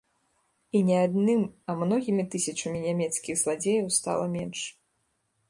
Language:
Belarusian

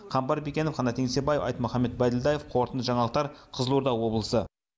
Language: Kazakh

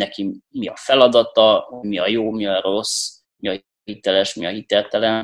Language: Hungarian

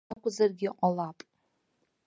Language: Abkhazian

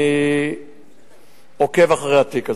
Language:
Hebrew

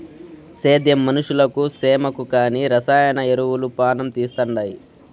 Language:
Telugu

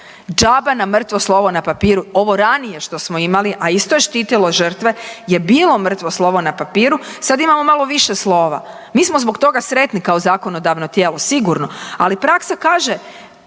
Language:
Croatian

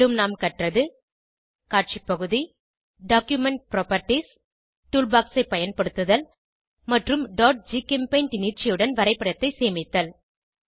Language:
Tamil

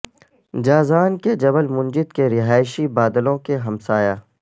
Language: Urdu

